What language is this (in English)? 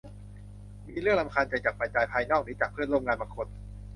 Thai